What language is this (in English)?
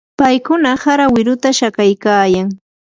Yanahuanca Pasco Quechua